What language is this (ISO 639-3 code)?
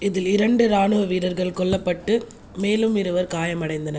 tam